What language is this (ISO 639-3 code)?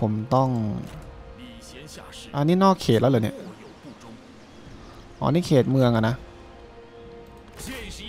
tha